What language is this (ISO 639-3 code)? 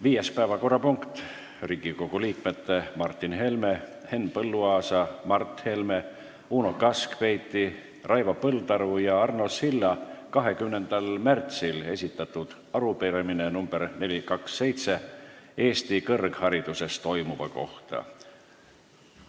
est